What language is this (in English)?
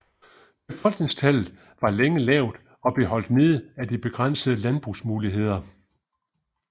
Danish